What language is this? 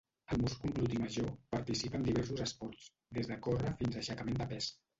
Catalan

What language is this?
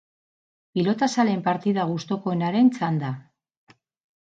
Basque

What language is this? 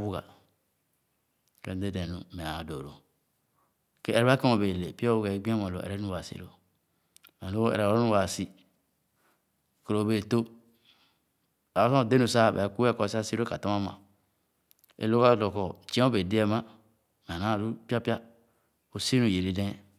Khana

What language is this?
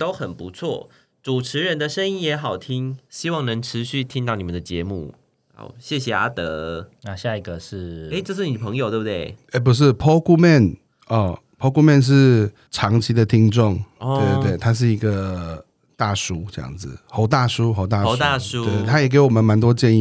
Chinese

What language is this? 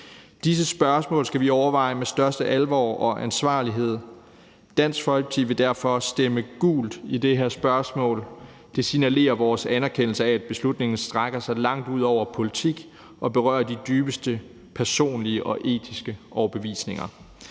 Danish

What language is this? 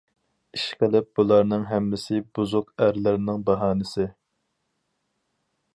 Uyghur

